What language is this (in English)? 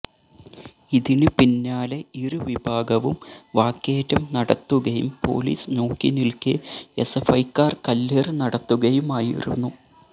Malayalam